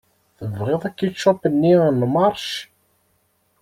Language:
Kabyle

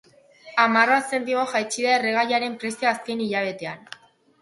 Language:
Basque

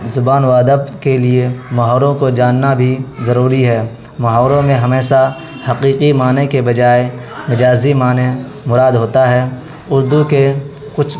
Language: Urdu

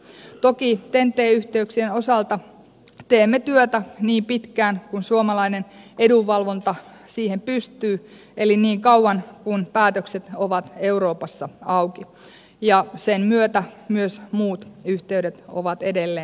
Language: Finnish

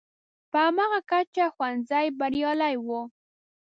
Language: Pashto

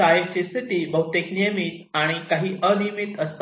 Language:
Marathi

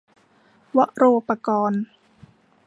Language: Thai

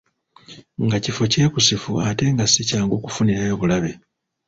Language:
Ganda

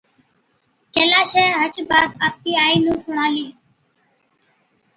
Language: Od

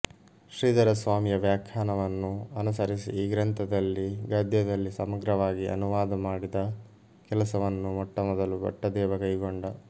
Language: Kannada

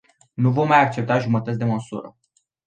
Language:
Romanian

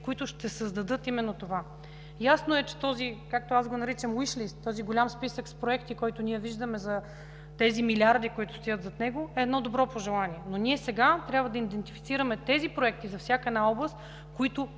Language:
Bulgarian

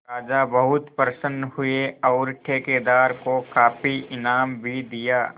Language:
Hindi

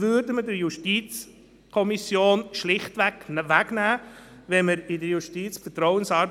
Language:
Swiss German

